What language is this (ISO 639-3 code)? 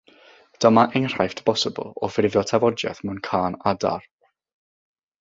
cym